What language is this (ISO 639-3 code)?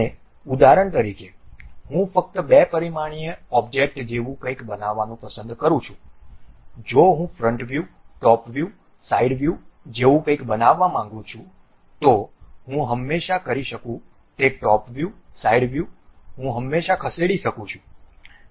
guj